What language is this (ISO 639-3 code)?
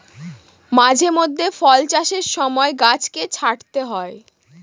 ben